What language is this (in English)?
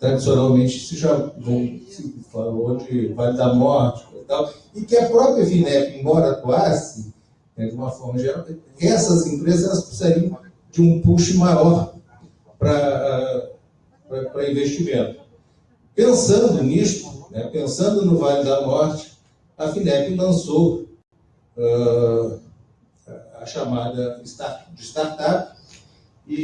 Portuguese